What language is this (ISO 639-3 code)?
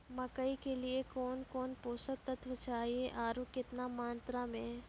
mai